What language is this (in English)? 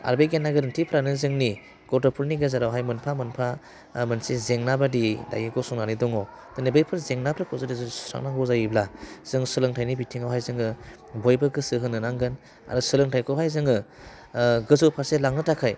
Bodo